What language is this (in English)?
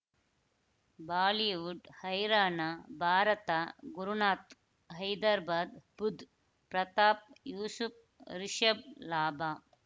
Kannada